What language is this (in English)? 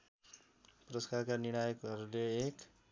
Nepali